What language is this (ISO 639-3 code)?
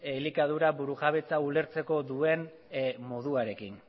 eus